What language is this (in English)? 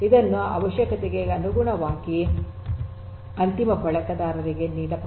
Kannada